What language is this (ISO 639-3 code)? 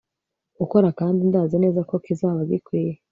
kin